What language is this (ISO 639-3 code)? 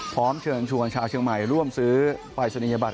tha